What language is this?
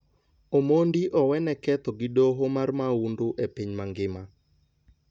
Luo (Kenya and Tanzania)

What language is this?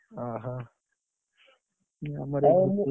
Odia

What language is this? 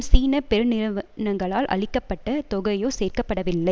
Tamil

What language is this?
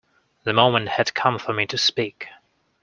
English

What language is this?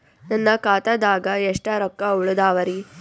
Kannada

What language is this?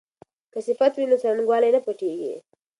Pashto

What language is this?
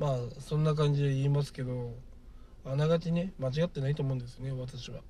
Japanese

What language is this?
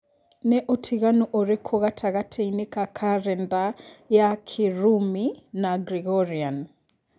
Kikuyu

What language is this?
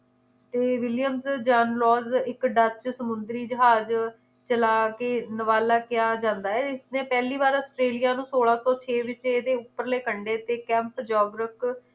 Punjabi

